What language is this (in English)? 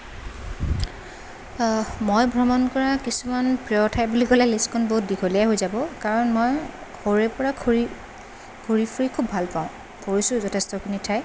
Assamese